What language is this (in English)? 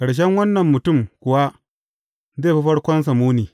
Hausa